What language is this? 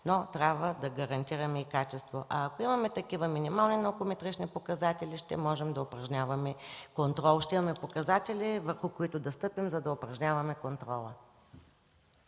Bulgarian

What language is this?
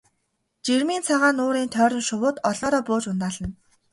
Mongolian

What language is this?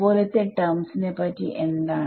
Malayalam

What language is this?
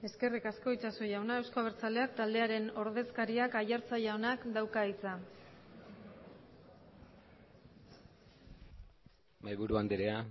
Basque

